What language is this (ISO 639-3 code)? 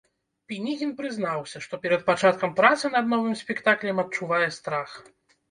bel